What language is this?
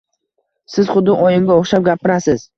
Uzbek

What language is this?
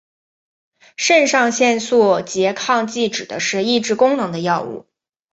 Chinese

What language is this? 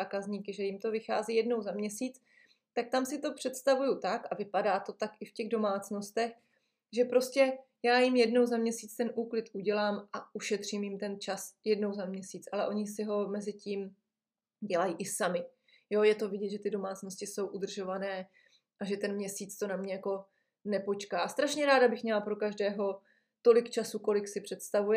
Czech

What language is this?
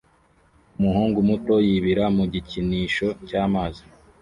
Kinyarwanda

